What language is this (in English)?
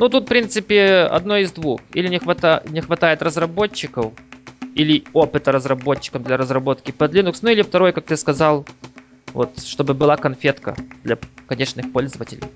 Russian